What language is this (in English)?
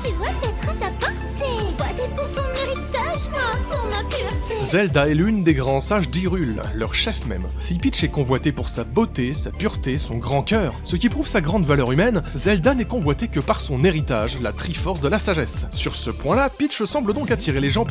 French